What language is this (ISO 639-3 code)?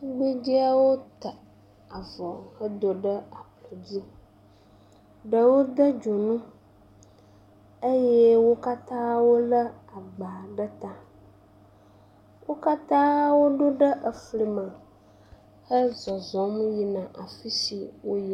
ewe